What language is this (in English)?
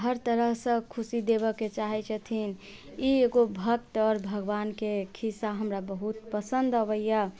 Maithili